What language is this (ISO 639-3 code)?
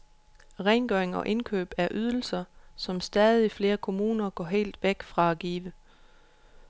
dan